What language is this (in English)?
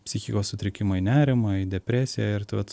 Lithuanian